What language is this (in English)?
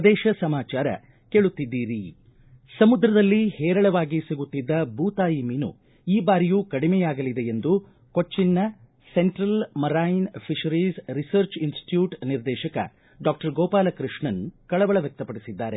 Kannada